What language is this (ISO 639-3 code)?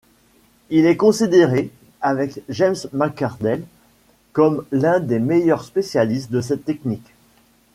fra